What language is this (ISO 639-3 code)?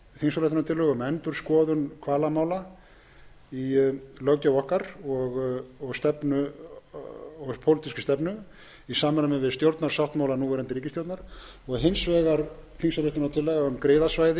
isl